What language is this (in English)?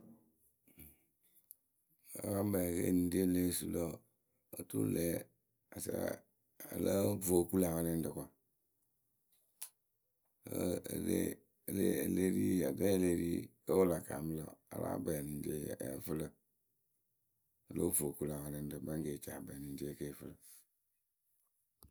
Akebu